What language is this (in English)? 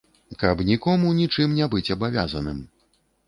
Belarusian